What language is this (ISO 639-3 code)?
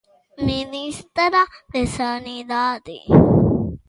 glg